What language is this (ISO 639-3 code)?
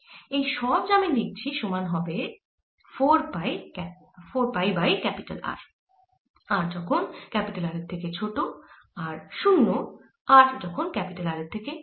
ben